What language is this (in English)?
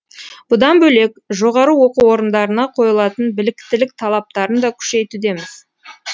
Kazakh